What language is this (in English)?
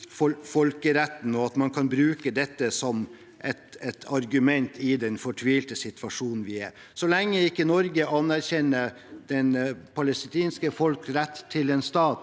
Norwegian